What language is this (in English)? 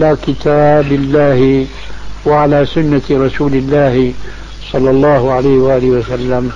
Arabic